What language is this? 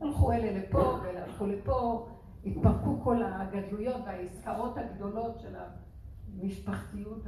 Hebrew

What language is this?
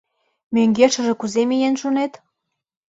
Mari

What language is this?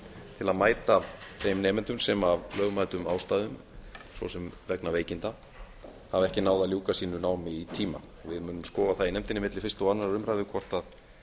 Icelandic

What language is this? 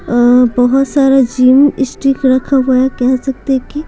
Hindi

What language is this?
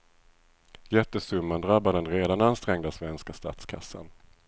Swedish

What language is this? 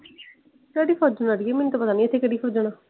Punjabi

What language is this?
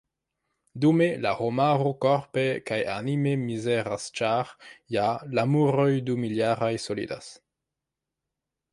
Esperanto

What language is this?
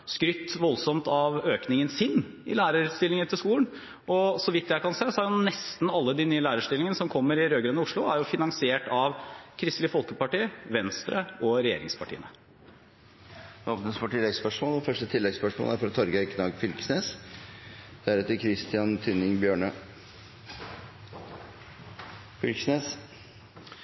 Norwegian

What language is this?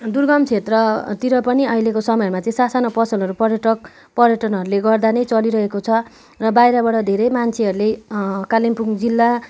Nepali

